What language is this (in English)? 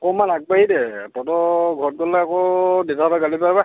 Assamese